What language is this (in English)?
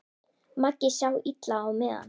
Icelandic